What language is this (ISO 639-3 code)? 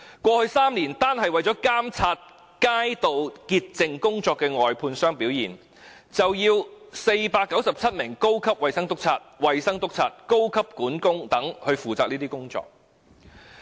yue